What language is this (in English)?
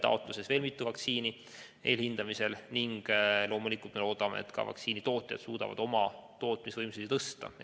Estonian